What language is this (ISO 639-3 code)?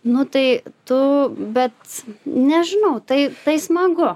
lit